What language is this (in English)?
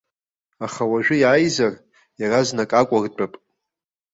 Abkhazian